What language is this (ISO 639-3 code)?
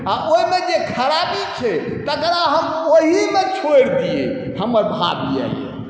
mai